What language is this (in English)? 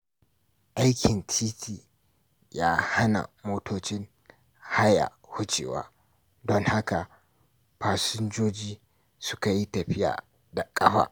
Hausa